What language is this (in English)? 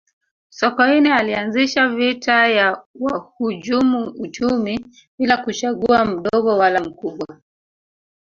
Swahili